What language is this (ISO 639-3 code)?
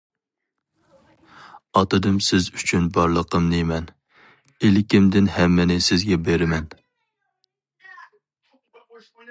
uig